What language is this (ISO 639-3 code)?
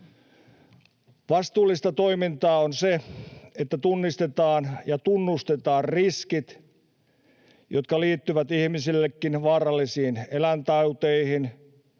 fin